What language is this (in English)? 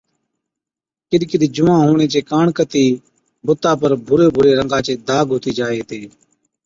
Od